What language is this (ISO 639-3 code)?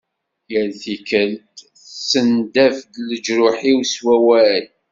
kab